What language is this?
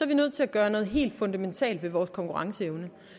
Danish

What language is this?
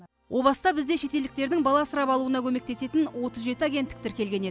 Kazakh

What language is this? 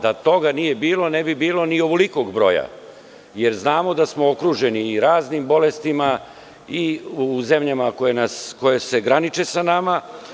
Serbian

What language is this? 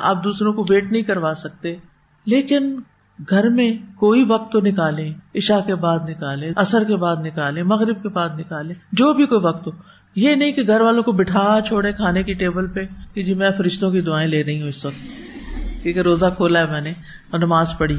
Urdu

